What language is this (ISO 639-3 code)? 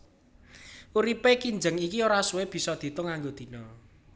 jav